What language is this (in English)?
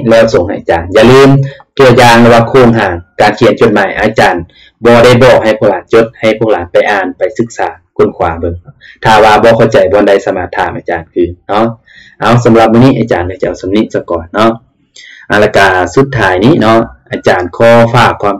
Thai